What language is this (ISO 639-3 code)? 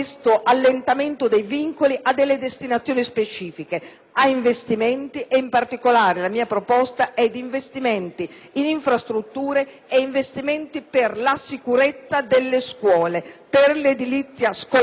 ita